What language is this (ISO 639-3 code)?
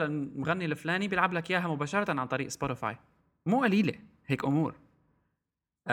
ara